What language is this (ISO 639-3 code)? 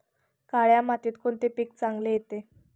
mar